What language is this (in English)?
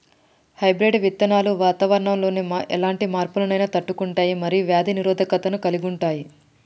Telugu